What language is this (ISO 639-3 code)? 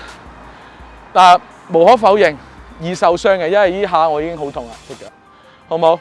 zho